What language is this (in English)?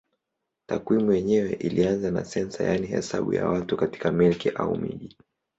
Swahili